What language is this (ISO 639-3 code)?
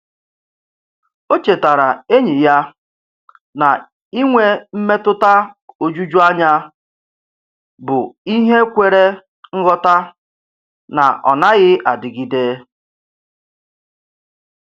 ibo